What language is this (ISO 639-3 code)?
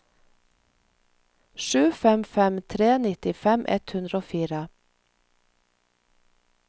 nor